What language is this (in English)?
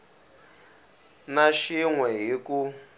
Tsonga